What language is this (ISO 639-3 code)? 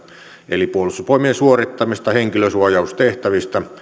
fin